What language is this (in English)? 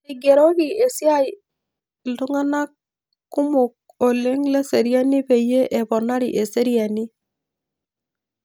Masai